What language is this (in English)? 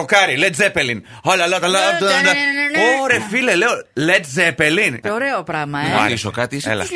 Greek